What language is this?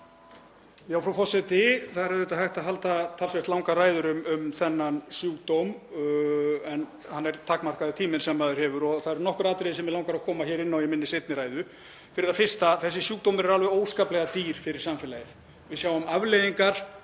Icelandic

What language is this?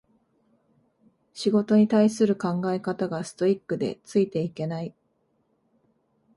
Japanese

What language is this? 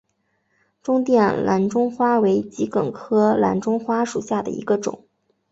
Chinese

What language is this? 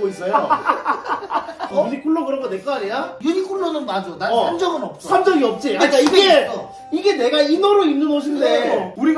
Korean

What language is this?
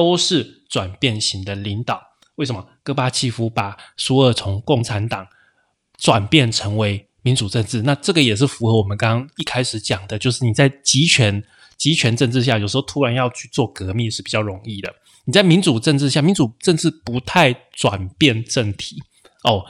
Chinese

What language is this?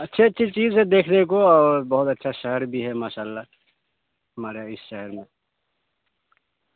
Urdu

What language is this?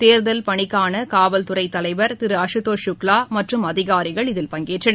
Tamil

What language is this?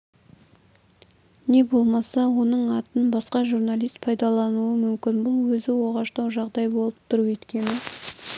Kazakh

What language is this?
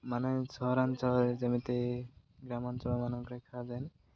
Odia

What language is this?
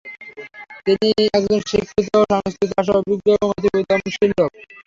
Bangla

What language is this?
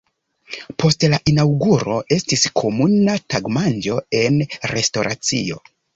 Esperanto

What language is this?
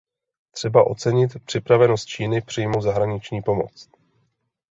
Czech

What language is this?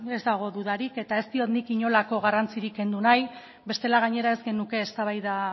Basque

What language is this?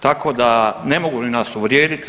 Croatian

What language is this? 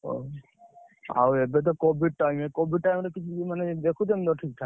Odia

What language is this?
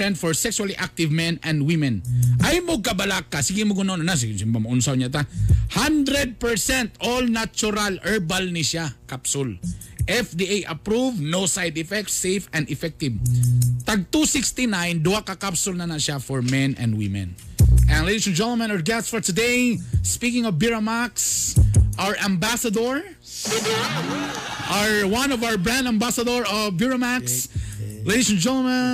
Filipino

